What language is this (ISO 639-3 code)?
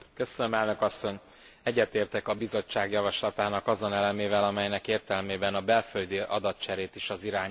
hun